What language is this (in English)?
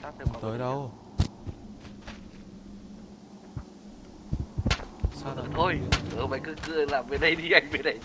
Vietnamese